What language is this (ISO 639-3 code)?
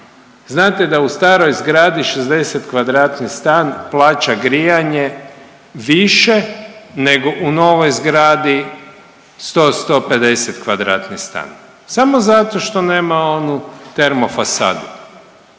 hrv